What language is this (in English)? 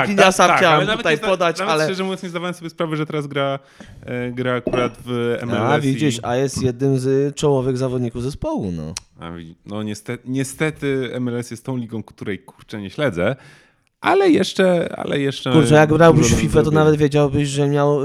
Polish